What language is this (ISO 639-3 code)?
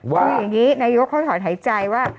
tha